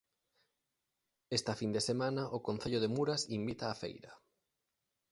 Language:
Galician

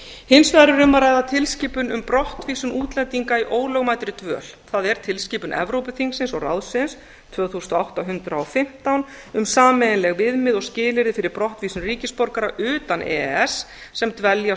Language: Icelandic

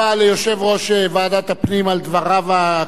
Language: Hebrew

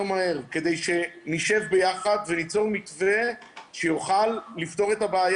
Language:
Hebrew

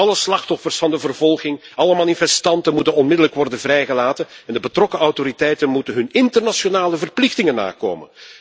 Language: Dutch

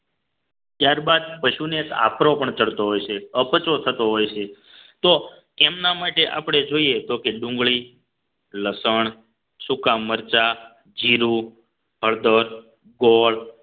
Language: Gujarati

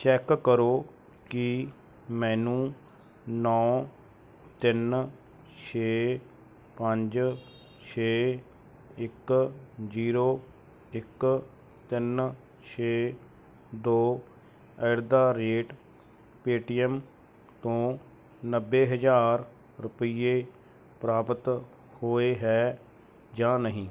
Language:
Punjabi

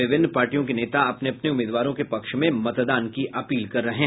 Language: Hindi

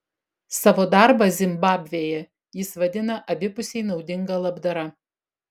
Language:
Lithuanian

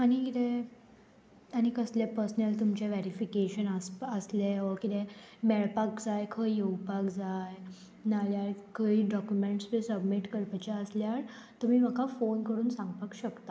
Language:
Konkani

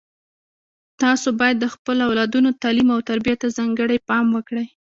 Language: Pashto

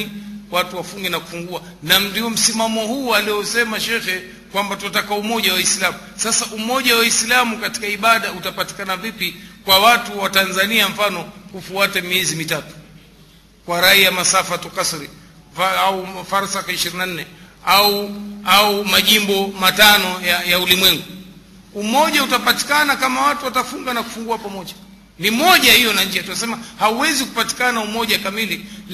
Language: Swahili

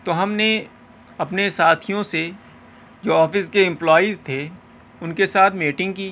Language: Urdu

